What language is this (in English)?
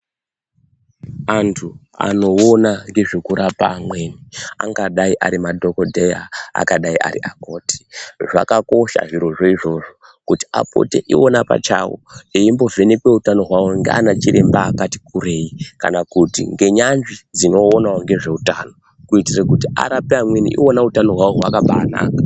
Ndau